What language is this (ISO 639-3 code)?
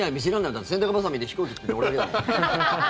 jpn